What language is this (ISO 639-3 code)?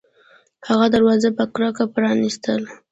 pus